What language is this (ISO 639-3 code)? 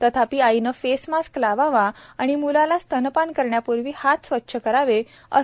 mar